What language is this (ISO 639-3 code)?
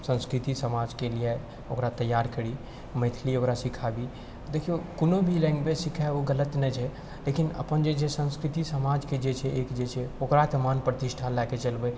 mai